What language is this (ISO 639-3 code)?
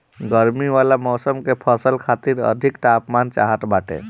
bho